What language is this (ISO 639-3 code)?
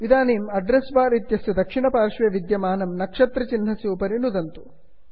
san